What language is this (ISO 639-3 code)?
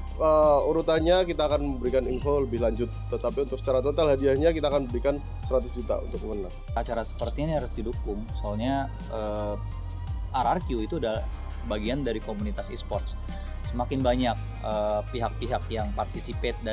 ind